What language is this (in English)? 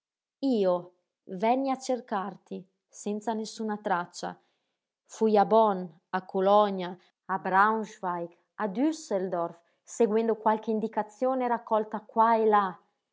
Italian